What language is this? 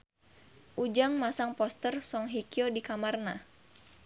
Sundanese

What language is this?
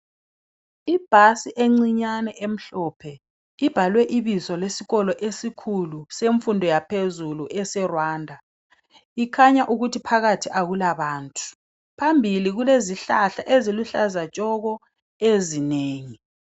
North Ndebele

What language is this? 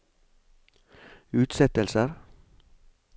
Norwegian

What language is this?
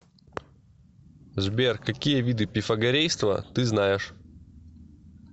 Russian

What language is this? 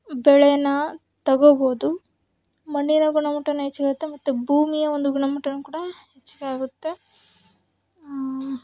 Kannada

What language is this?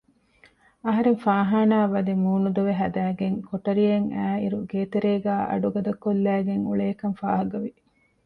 Divehi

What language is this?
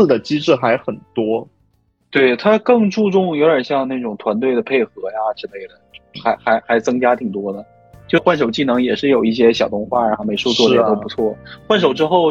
Chinese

